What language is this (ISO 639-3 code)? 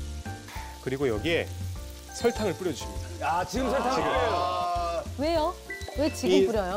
kor